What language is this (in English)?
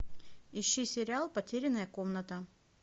Russian